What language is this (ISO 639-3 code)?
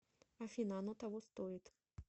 rus